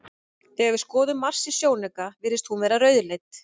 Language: Icelandic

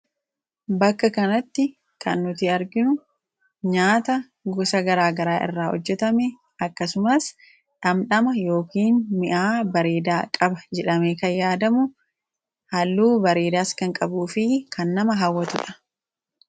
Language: Oromo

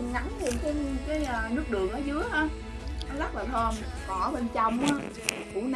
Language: Vietnamese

